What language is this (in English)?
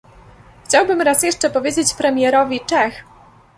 Polish